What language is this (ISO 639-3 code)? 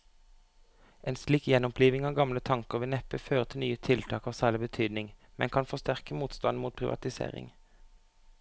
nor